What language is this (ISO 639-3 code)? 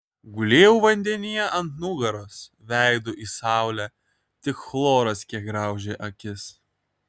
lit